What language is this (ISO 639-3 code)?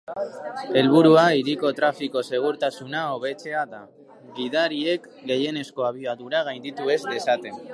eus